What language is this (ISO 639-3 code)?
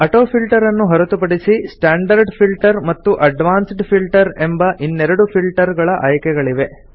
kan